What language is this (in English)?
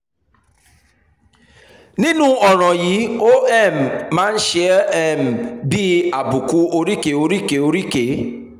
Yoruba